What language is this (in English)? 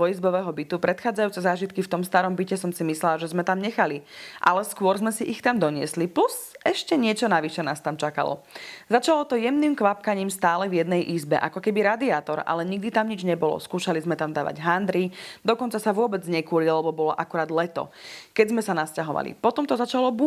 Slovak